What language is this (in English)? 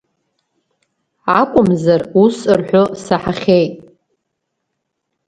Abkhazian